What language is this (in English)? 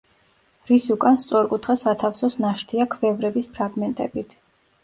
Georgian